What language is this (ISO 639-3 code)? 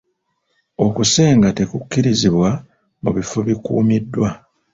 lug